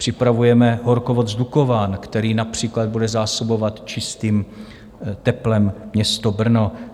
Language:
Czech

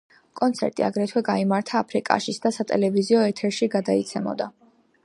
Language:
Georgian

